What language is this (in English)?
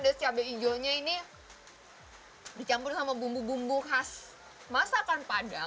Indonesian